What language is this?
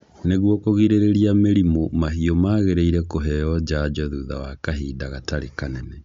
Kikuyu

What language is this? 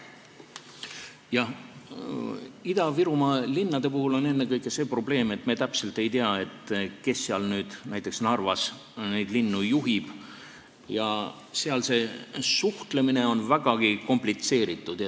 Estonian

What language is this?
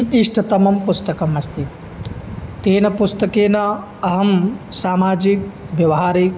Sanskrit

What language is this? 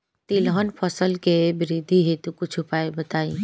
Bhojpuri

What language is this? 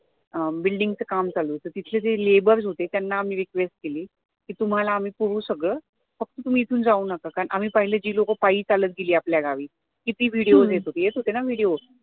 Marathi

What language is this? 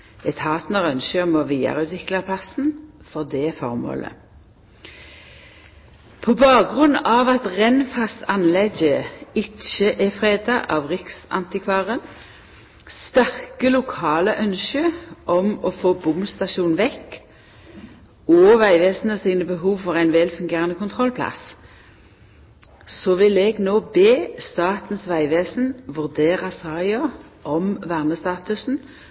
Norwegian Nynorsk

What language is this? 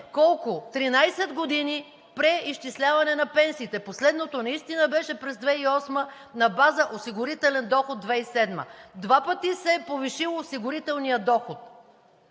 Bulgarian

